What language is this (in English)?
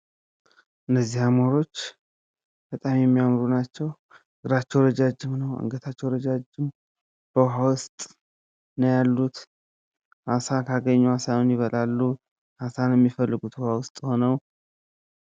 Amharic